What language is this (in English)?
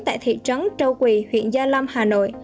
Vietnamese